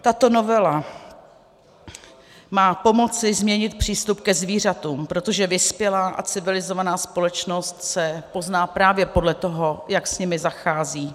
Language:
Czech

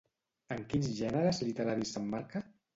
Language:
Catalan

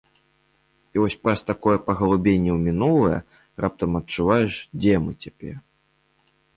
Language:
Belarusian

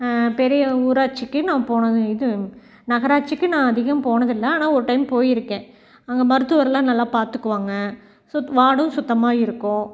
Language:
Tamil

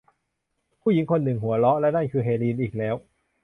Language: Thai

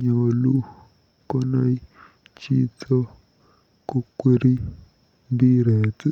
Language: Kalenjin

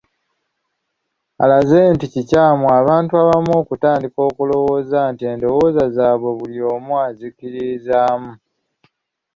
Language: Ganda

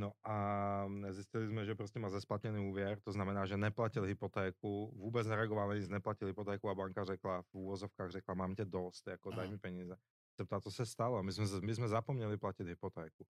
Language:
Czech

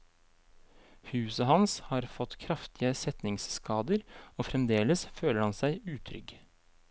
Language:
Norwegian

